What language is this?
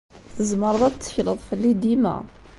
Kabyle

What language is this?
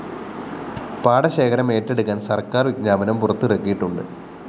Malayalam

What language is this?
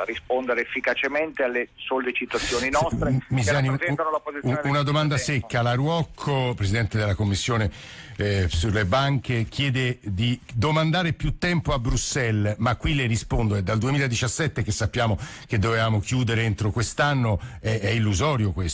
Italian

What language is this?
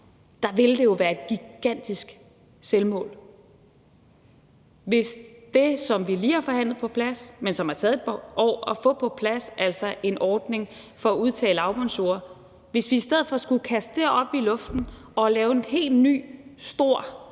Danish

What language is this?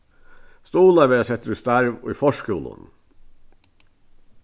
Faroese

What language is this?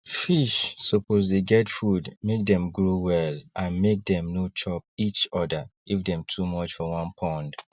Nigerian Pidgin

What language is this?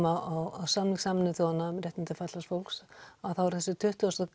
Icelandic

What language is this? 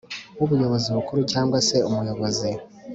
Kinyarwanda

